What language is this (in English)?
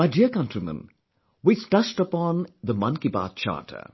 English